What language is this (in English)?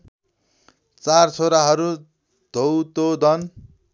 Nepali